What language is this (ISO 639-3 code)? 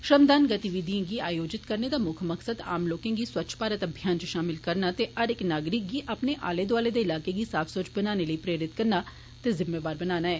doi